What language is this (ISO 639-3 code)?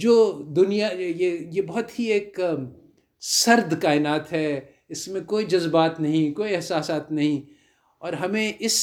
urd